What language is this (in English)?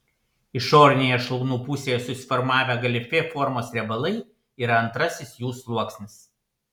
Lithuanian